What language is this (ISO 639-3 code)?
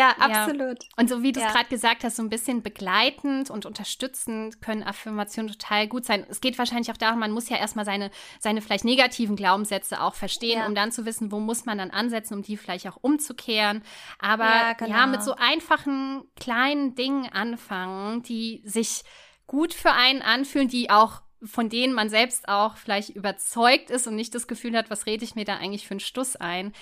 deu